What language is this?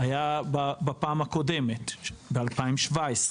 Hebrew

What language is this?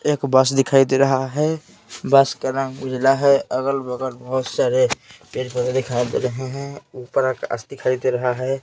Hindi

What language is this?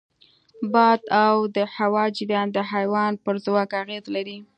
Pashto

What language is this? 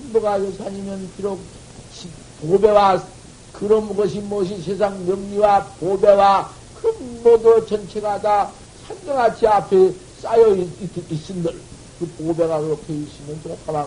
Korean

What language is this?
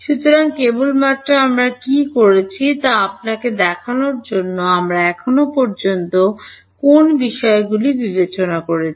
Bangla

